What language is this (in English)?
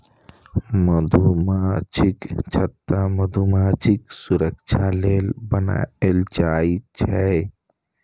Maithili